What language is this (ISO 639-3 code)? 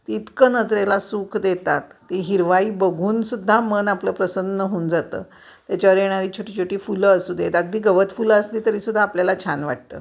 mar